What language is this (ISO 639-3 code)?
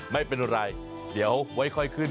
tha